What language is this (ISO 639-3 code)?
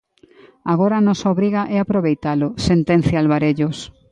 glg